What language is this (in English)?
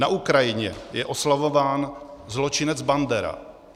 Czech